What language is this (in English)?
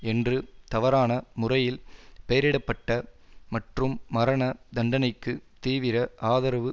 Tamil